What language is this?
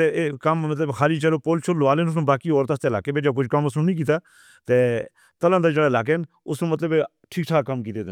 Northern Hindko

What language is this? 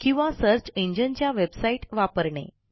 Marathi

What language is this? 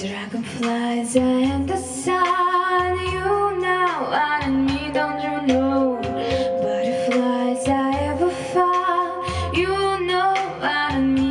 English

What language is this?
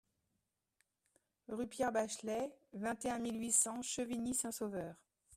French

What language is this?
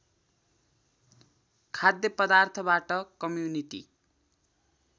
Nepali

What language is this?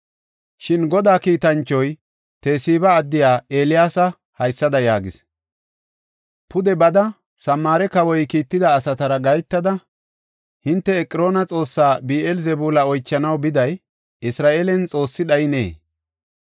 Gofa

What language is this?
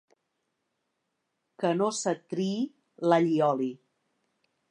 Catalan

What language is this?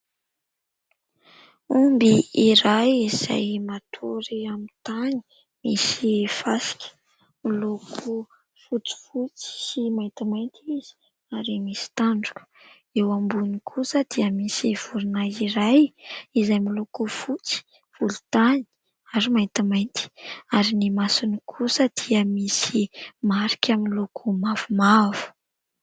Malagasy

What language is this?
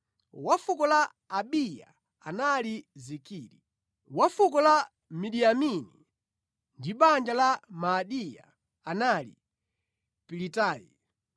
Nyanja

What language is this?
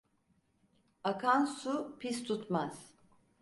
Turkish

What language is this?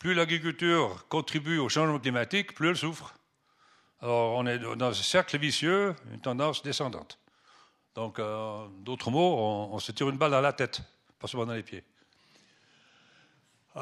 French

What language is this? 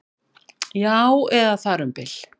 Icelandic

